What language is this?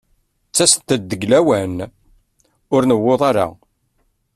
Kabyle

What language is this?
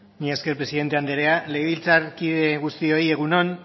Basque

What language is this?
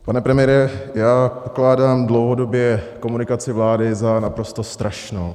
Czech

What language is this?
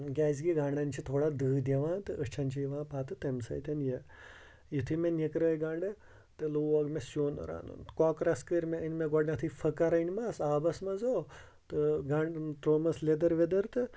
Kashmiri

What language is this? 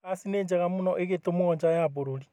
Kikuyu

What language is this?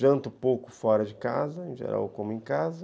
Portuguese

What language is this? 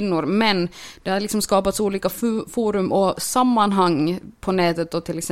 Swedish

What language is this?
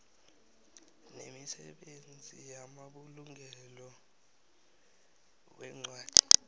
South Ndebele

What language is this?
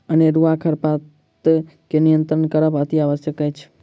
Maithili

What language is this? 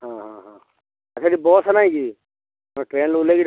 Odia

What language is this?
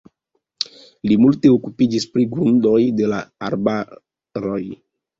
Esperanto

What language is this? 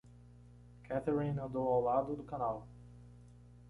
Portuguese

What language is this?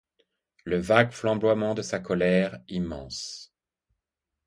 French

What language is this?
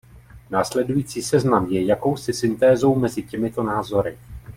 Czech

